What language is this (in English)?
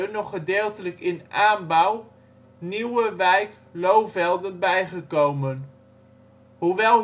Dutch